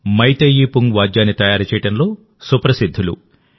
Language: Telugu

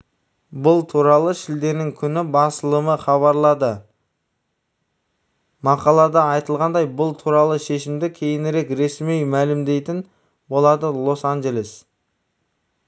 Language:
Kazakh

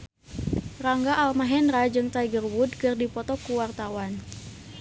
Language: Sundanese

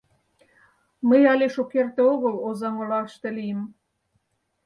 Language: Mari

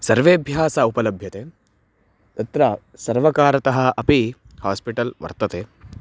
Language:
Sanskrit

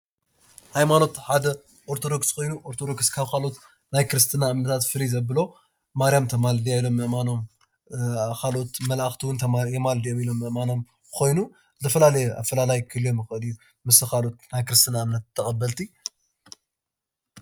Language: Tigrinya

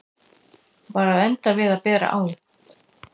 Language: Icelandic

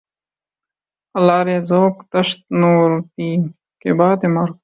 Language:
Urdu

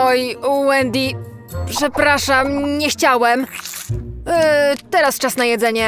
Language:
Polish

